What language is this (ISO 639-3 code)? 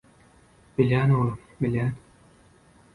tuk